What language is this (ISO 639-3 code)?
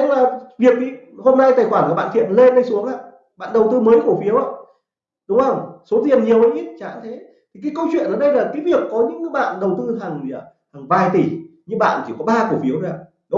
vie